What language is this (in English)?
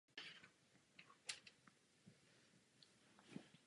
Czech